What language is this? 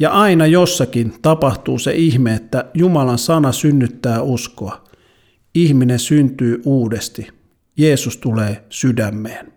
Finnish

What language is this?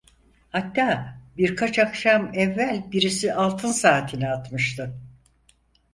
Turkish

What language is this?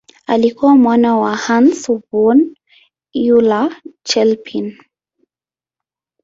Swahili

